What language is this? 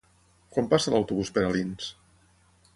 Catalan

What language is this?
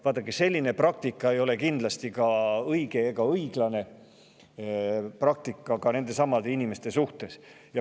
Estonian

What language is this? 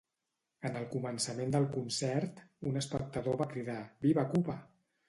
Catalan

